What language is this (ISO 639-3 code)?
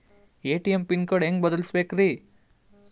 kan